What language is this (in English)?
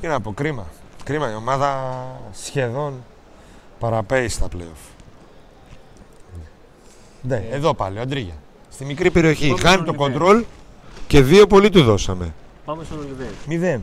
Greek